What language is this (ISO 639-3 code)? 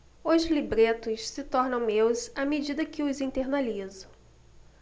por